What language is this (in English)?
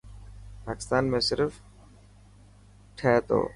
Dhatki